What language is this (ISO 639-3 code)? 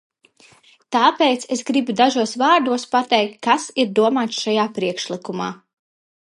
lav